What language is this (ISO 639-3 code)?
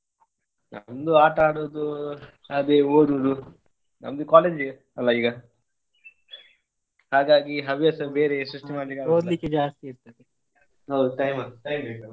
kan